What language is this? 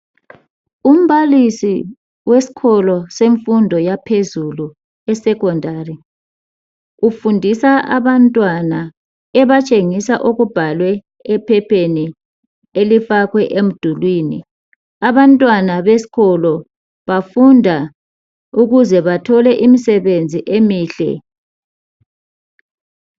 North Ndebele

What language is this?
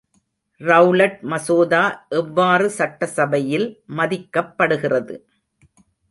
Tamil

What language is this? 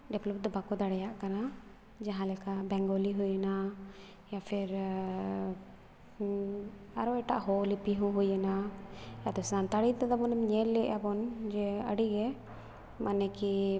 Santali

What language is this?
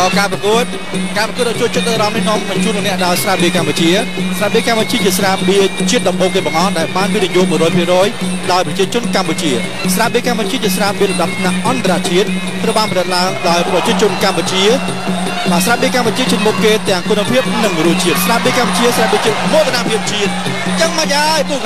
Thai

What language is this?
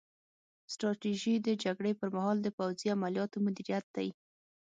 Pashto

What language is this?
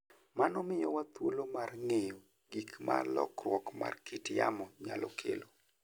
Luo (Kenya and Tanzania)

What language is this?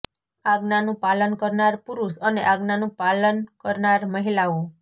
Gujarati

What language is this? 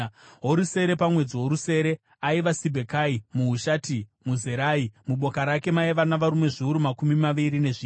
Shona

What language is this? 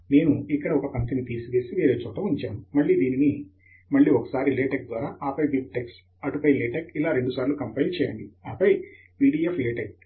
Telugu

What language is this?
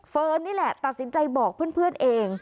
Thai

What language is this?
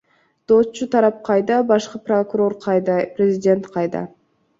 Kyrgyz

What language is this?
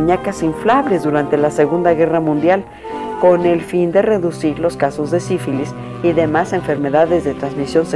Spanish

